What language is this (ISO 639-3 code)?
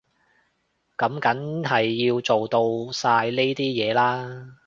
yue